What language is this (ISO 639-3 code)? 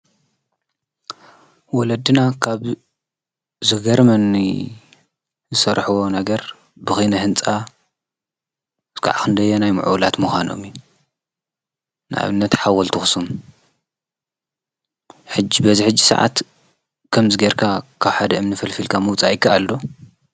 tir